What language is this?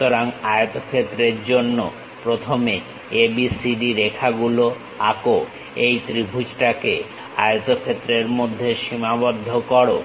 Bangla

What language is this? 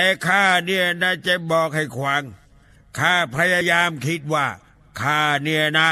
Thai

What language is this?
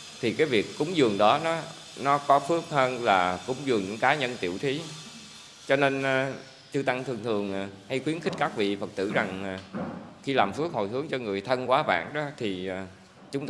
Vietnamese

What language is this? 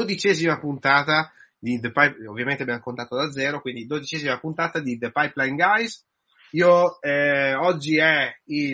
Italian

